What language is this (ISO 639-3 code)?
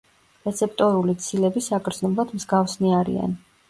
kat